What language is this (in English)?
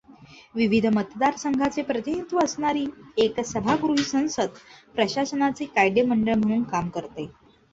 Marathi